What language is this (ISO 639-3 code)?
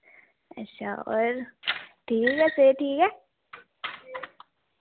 doi